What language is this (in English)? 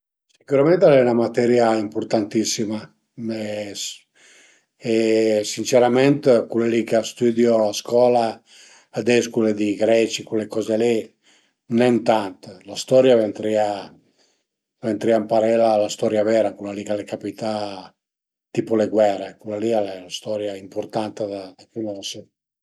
Piedmontese